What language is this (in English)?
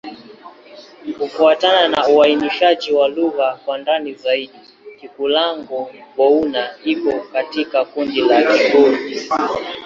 Swahili